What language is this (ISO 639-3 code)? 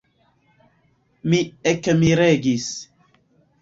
epo